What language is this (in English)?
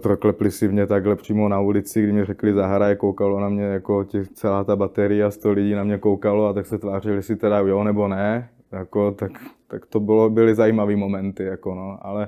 Czech